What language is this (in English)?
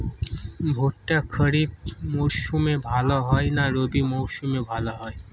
Bangla